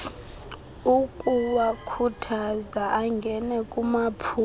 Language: Xhosa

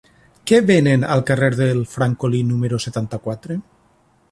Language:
Catalan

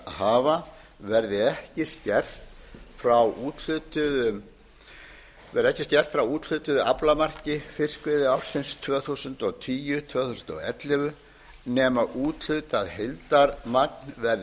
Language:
Icelandic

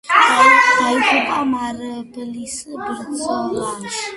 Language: Georgian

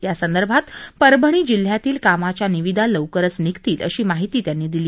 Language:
Marathi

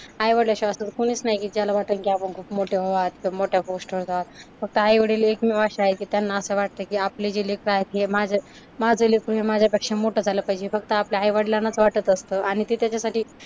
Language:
Marathi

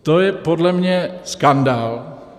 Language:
Czech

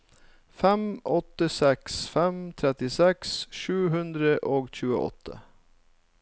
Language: Norwegian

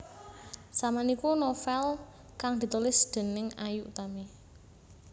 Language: Javanese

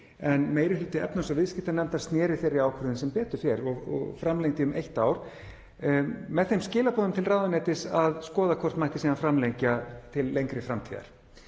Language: Icelandic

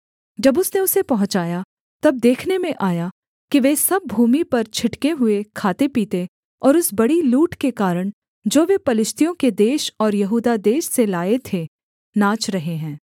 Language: Hindi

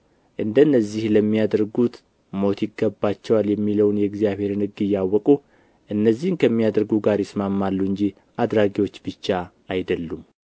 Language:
Amharic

